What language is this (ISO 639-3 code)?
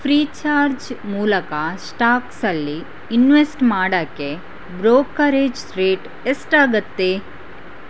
kan